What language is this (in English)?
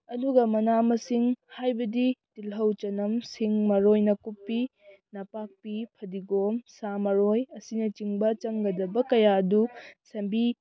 Manipuri